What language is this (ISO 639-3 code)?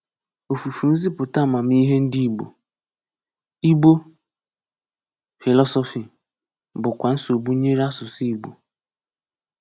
ibo